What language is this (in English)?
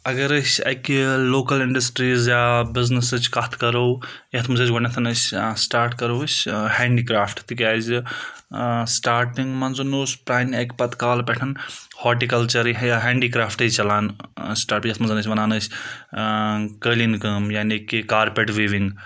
Kashmiri